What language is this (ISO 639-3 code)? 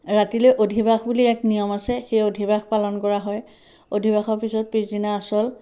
asm